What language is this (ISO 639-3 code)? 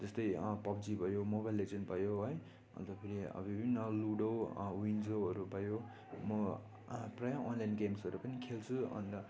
nep